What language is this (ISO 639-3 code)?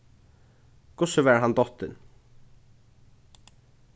fao